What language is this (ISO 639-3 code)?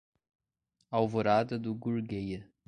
por